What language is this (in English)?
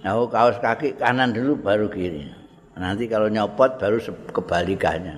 Indonesian